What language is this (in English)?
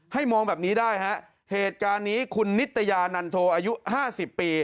Thai